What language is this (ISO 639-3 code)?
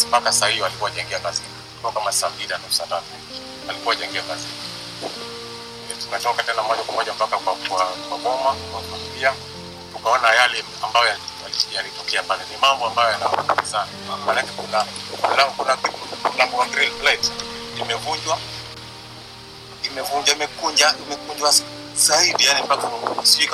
swa